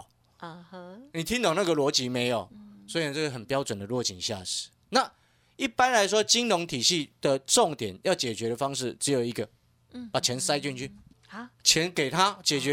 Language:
Chinese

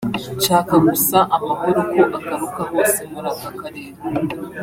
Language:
Kinyarwanda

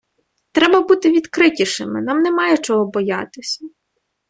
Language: Ukrainian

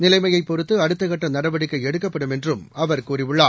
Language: Tamil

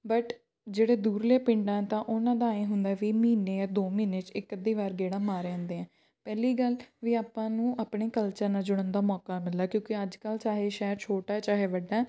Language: Punjabi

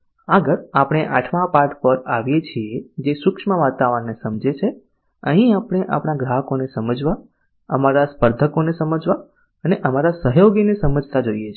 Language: Gujarati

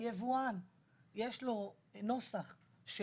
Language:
Hebrew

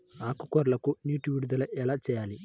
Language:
Telugu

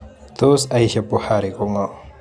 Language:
Kalenjin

